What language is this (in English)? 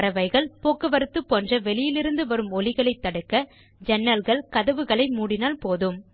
Tamil